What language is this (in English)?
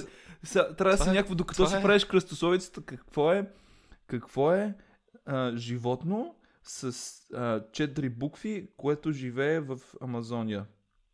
Bulgarian